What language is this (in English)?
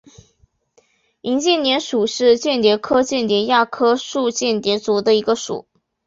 Chinese